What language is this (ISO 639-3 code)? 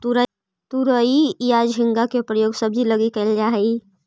mag